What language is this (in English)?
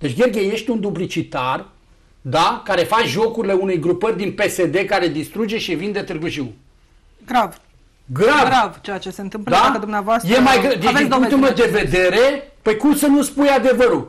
Romanian